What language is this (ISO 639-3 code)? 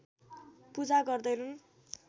nep